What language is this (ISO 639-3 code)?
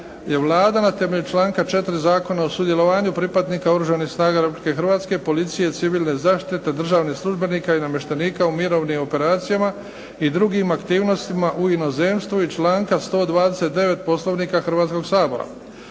hrv